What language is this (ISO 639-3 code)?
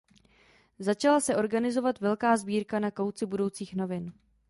ces